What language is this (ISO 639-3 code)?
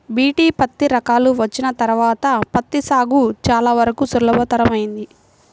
tel